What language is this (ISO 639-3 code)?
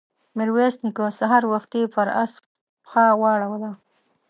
pus